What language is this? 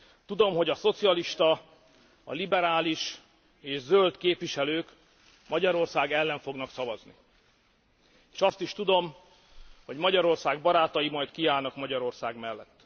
Hungarian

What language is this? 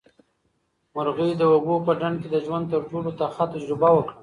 Pashto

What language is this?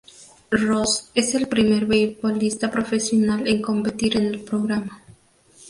Spanish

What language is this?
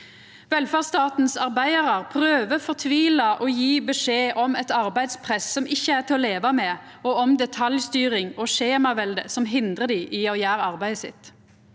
Norwegian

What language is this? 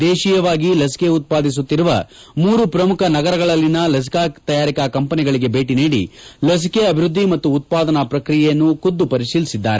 Kannada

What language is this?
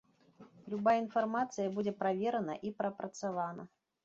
Belarusian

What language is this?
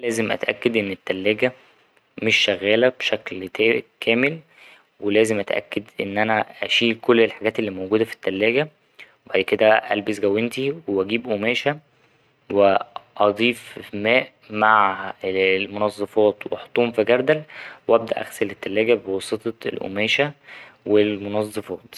Egyptian Arabic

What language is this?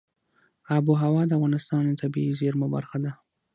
Pashto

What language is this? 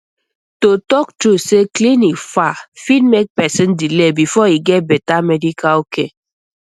Nigerian Pidgin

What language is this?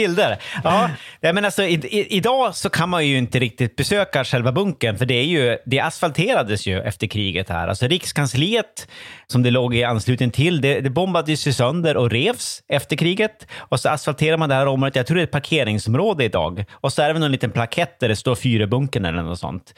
Swedish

